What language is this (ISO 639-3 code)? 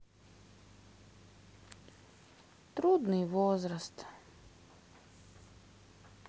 rus